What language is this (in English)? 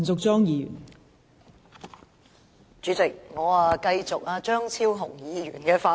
Cantonese